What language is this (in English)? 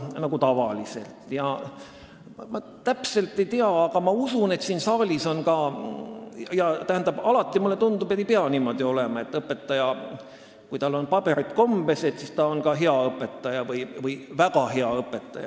Estonian